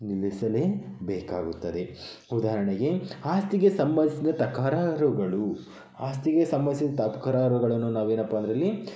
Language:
Kannada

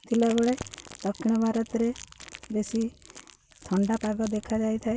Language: Odia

